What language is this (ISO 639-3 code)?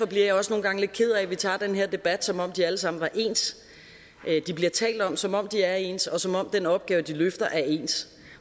dan